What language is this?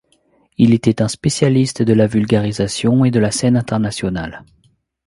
French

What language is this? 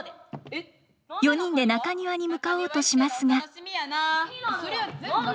Japanese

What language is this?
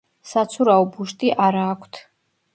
Georgian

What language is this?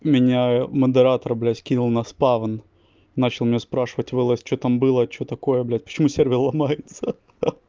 Russian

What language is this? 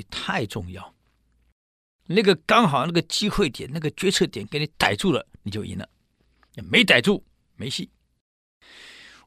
Chinese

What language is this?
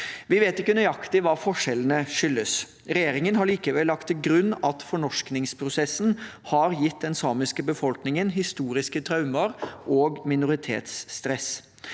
Norwegian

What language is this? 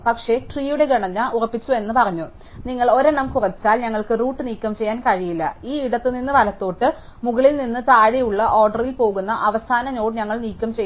Malayalam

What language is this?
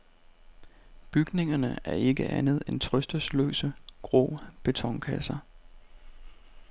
Danish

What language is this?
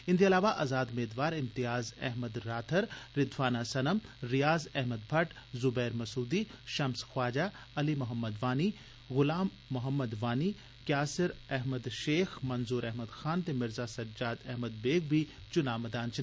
Dogri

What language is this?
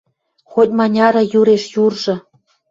Western Mari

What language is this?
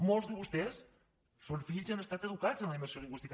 Catalan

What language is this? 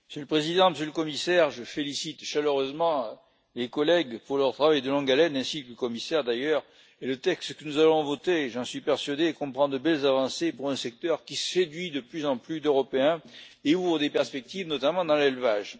French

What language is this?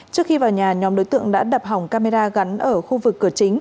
Vietnamese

